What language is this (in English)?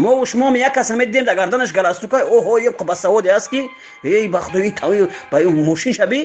Persian